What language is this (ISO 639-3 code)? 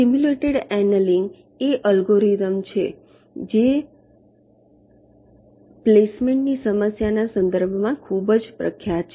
guj